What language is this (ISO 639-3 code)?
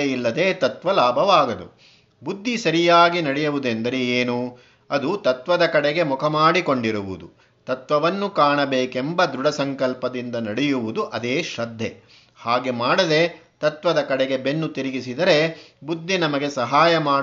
kan